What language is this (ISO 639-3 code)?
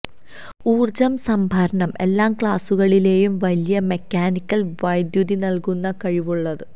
mal